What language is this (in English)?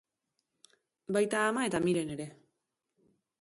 Basque